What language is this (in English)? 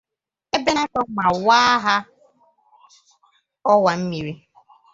Igbo